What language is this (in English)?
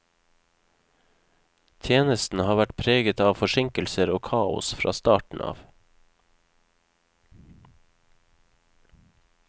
Norwegian